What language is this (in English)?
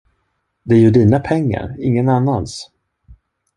Swedish